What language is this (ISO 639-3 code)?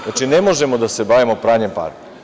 srp